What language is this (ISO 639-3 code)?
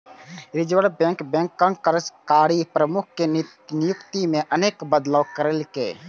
mai